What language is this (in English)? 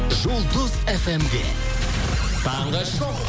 Kazakh